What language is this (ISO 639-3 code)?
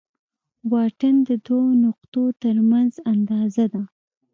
pus